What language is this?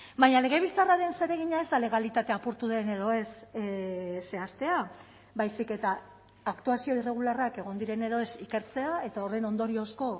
Basque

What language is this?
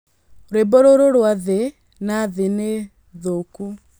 Kikuyu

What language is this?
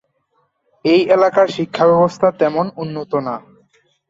Bangla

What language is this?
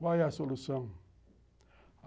Portuguese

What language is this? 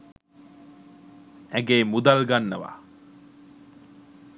Sinhala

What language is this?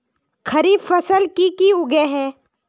Magahi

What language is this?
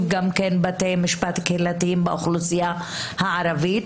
Hebrew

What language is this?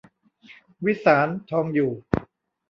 Thai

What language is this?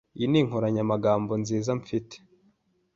Kinyarwanda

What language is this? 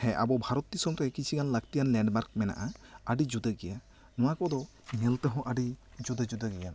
Santali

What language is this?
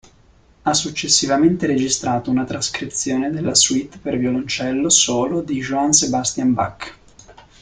Italian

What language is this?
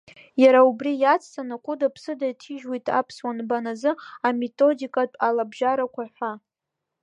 Abkhazian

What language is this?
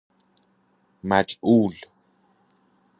Persian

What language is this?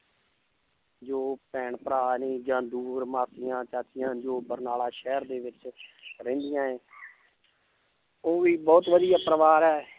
Punjabi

